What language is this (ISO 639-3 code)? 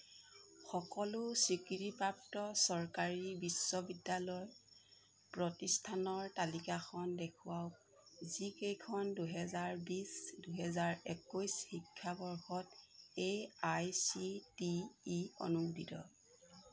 asm